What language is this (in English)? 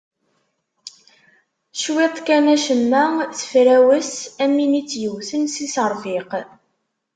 Kabyle